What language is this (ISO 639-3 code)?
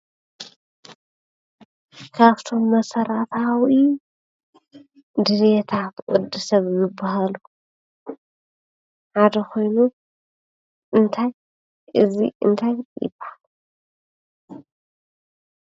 tir